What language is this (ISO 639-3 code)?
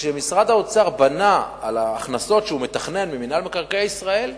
heb